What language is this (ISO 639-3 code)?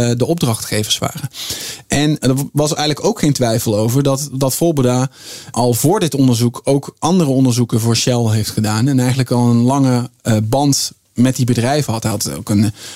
nld